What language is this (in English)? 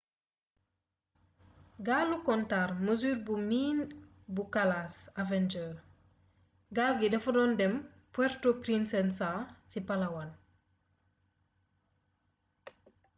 Wolof